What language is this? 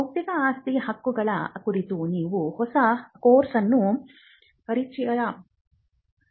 Kannada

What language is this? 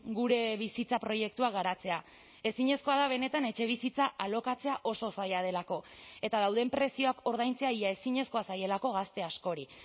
Basque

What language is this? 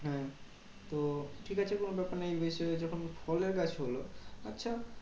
Bangla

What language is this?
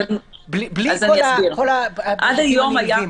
Hebrew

